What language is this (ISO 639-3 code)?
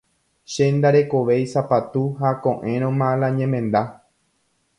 grn